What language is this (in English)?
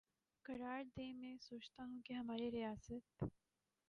Urdu